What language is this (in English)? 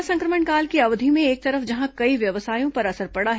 Hindi